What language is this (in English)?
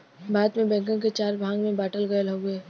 Bhojpuri